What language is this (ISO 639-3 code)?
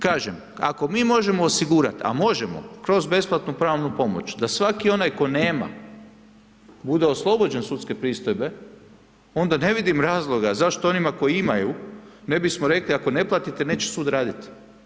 hrv